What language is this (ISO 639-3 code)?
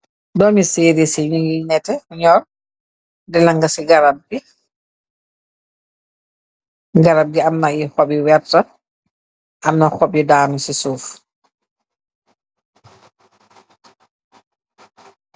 wol